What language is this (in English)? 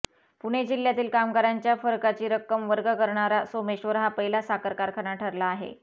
Marathi